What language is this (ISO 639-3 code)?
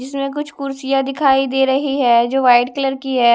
hin